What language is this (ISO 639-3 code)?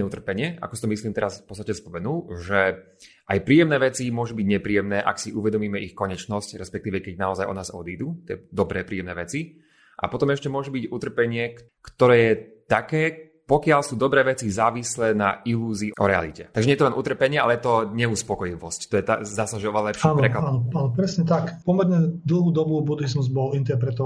slk